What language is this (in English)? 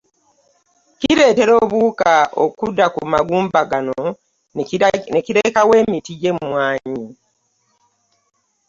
Ganda